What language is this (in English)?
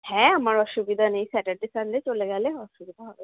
Bangla